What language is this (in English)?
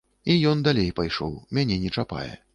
Belarusian